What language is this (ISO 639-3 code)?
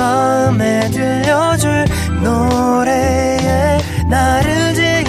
kor